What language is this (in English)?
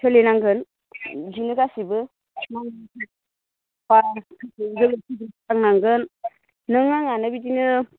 Bodo